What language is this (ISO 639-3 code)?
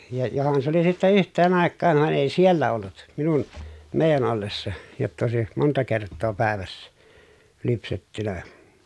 fin